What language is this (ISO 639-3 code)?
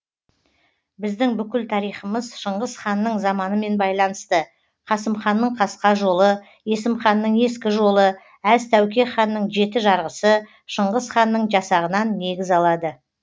kaz